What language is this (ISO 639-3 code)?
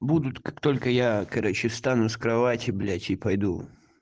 rus